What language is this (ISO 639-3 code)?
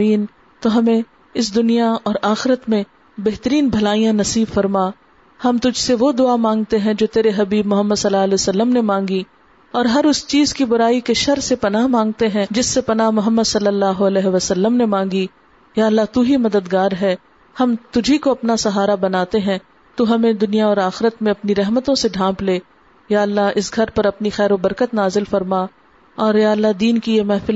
urd